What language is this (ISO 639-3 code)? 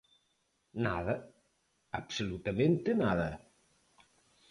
glg